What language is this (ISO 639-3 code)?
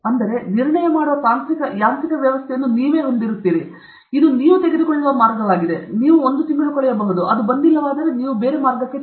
kan